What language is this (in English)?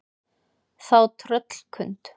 Icelandic